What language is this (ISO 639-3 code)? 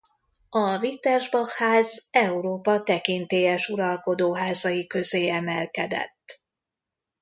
hun